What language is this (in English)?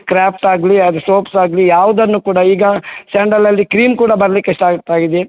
Kannada